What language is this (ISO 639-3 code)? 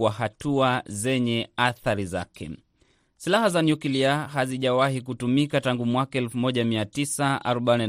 swa